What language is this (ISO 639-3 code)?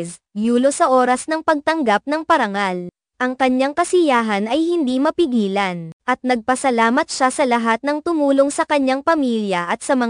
fil